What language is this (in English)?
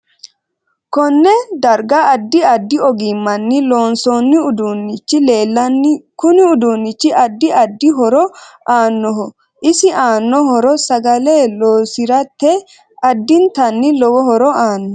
Sidamo